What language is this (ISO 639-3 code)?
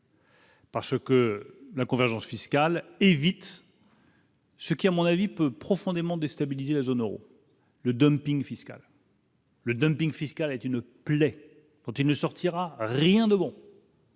fra